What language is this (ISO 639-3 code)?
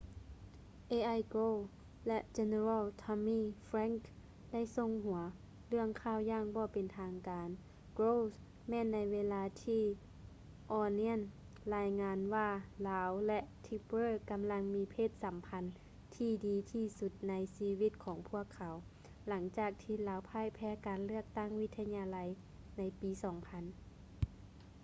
lao